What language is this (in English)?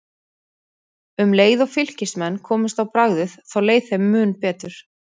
Icelandic